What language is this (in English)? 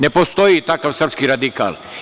Serbian